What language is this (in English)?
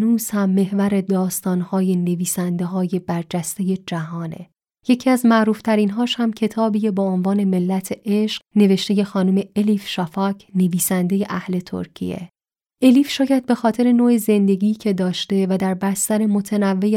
Persian